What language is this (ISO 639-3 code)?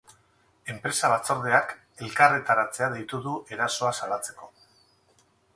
eus